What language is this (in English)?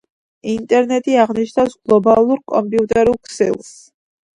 Georgian